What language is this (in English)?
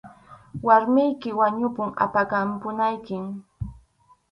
Arequipa-La Unión Quechua